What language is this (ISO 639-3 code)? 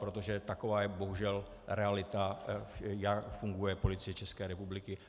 ces